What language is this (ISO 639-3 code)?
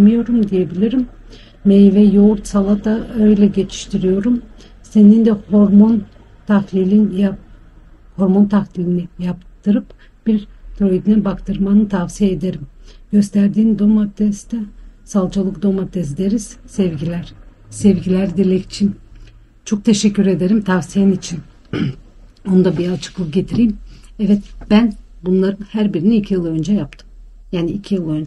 tur